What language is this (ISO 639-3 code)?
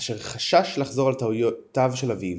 heb